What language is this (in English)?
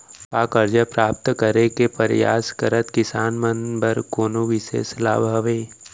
Chhattisgarhi